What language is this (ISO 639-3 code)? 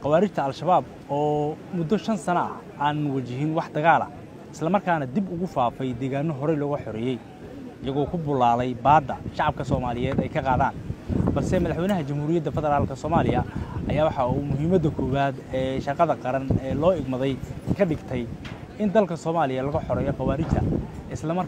ara